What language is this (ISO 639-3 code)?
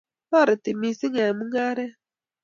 kln